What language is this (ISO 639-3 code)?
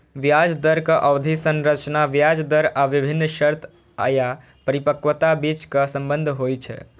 mai